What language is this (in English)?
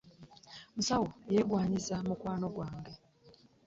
Ganda